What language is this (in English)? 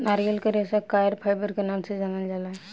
Bhojpuri